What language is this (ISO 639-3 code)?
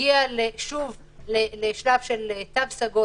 heb